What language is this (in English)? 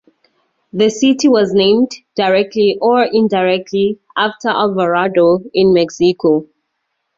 English